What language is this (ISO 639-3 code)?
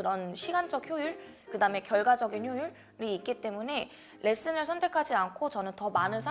kor